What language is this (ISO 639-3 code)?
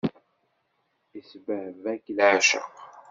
kab